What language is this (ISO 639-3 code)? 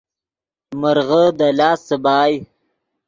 ydg